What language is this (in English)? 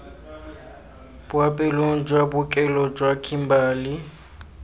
Tswana